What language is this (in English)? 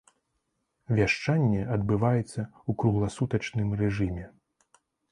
Belarusian